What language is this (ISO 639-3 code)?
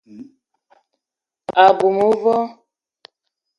eto